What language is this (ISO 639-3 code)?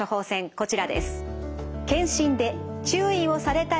jpn